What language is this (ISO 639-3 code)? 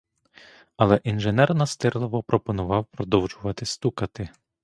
ukr